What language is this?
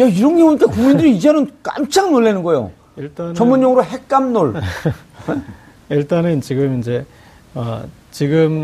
Korean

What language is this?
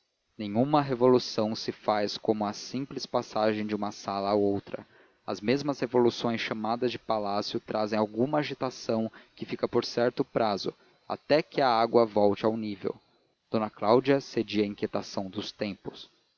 Portuguese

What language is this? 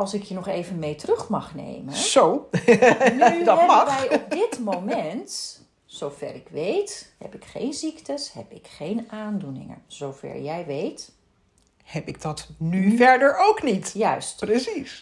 Dutch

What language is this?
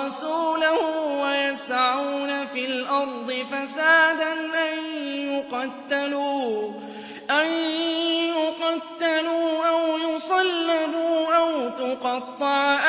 Arabic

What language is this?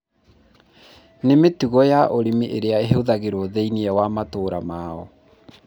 Kikuyu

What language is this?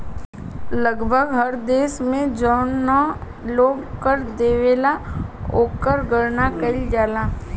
Bhojpuri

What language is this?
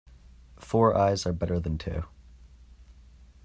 English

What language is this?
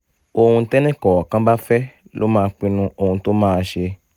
Yoruba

